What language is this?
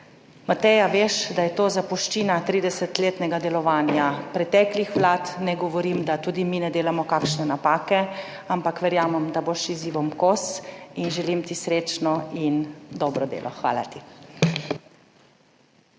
Slovenian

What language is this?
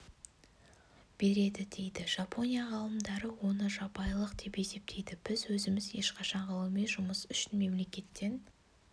Kazakh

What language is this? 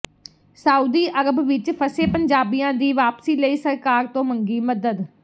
Punjabi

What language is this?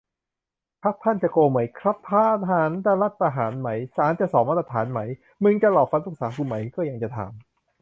Thai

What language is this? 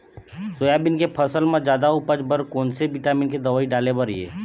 Chhattisgarhi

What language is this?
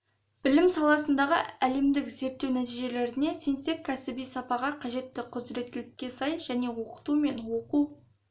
Kazakh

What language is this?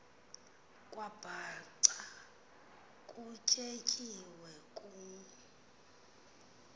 Xhosa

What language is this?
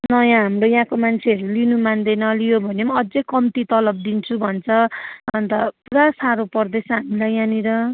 Nepali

